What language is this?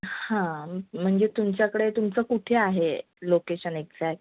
Marathi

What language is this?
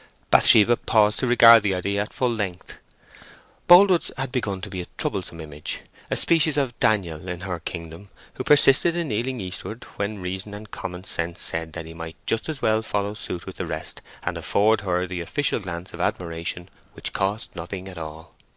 English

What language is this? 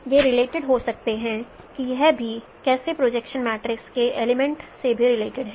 Hindi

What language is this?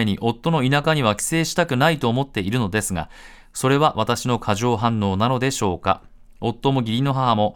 Japanese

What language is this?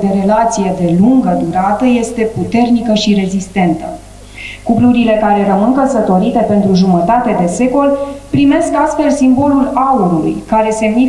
Romanian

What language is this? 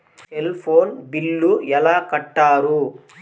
Telugu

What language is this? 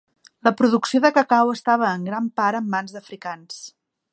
Catalan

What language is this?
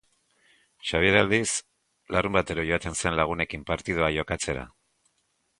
Basque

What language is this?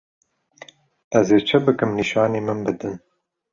Kurdish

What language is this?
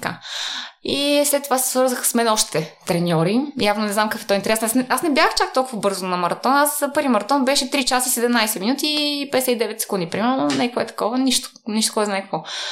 Bulgarian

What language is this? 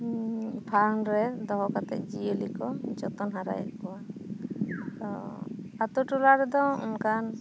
Santali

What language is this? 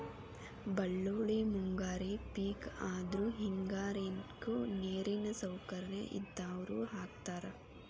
Kannada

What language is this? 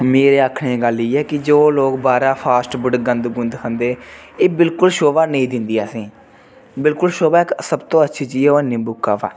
Dogri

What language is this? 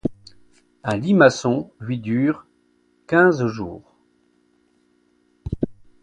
French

